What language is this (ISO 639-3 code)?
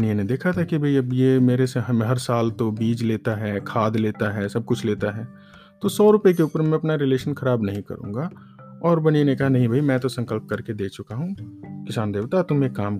hin